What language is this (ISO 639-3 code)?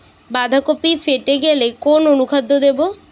ben